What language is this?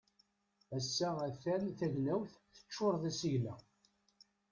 Kabyle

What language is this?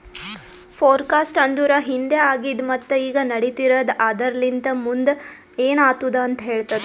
Kannada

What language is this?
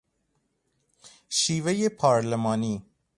Persian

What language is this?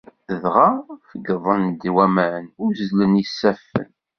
Kabyle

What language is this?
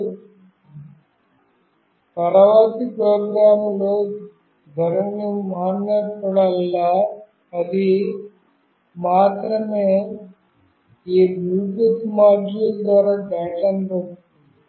Telugu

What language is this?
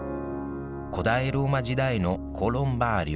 Japanese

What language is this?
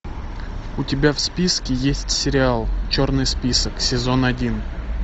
Russian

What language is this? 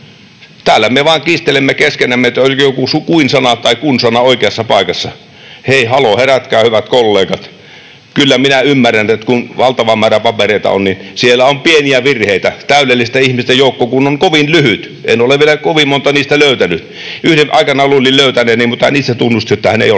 Finnish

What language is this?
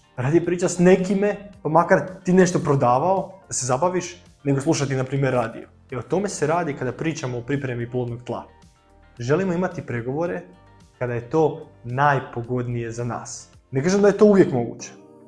Croatian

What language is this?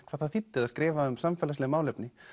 Icelandic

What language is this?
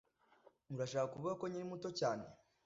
Kinyarwanda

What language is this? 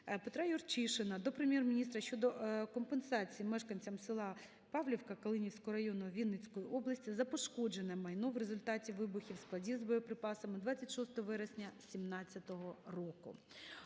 Ukrainian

